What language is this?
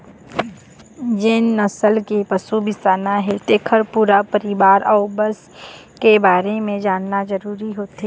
Chhattisgarhi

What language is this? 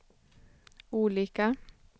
Swedish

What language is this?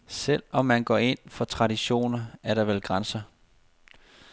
Danish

